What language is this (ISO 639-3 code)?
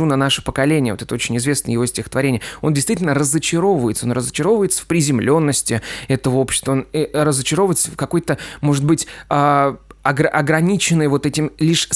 rus